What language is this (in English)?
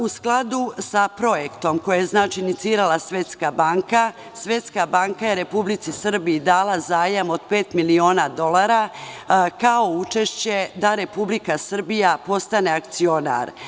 Serbian